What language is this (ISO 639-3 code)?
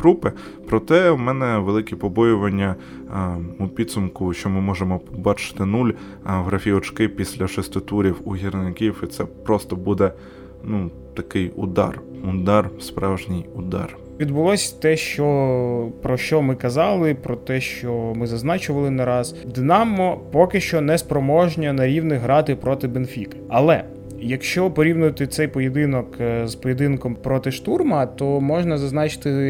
ukr